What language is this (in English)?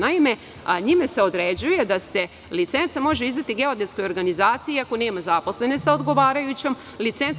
Serbian